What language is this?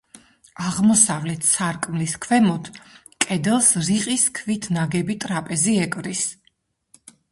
Georgian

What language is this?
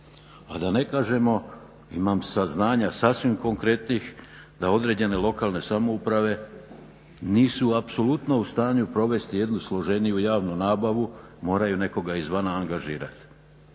Croatian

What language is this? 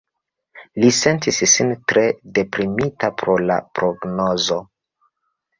Esperanto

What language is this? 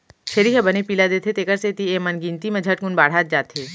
Chhattisgarhi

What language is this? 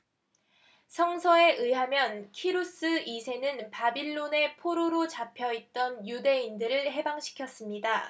Korean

